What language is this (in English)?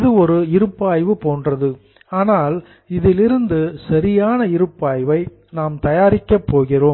Tamil